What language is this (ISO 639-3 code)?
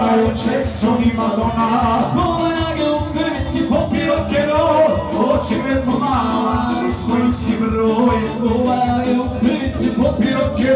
ron